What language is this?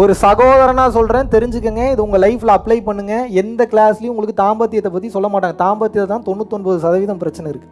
Tamil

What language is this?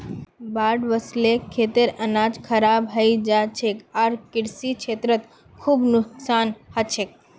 Magahi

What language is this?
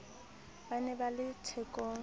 Southern Sotho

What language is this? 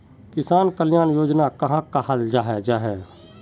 Magahi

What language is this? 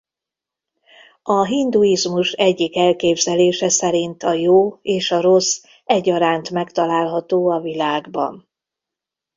Hungarian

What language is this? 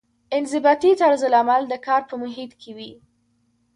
Pashto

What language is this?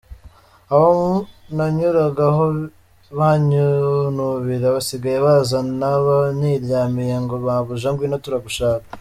Kinyarwanda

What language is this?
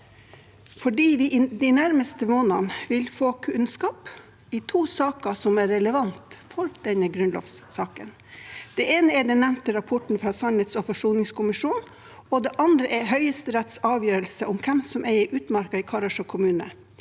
Norwegian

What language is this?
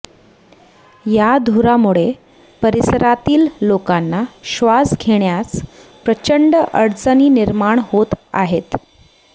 Marathi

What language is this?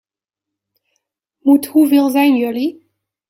Dutch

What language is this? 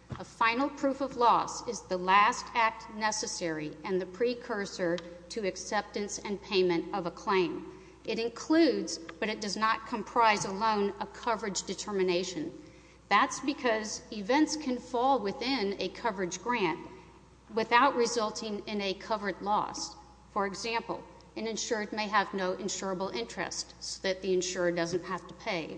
English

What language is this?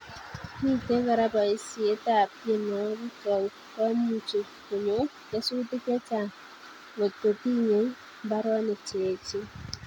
Kalenjin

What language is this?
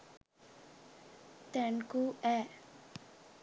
Sinhala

